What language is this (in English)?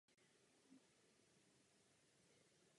Czech